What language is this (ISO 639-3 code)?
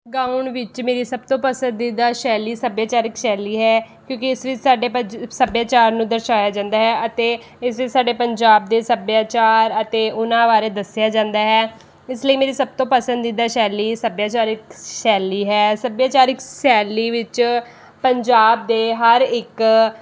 pan